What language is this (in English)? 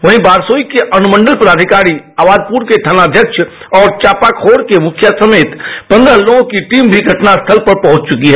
Hindi